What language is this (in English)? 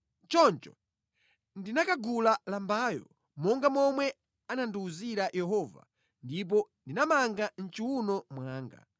Nyanja